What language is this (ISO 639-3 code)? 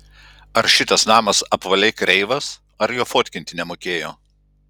lit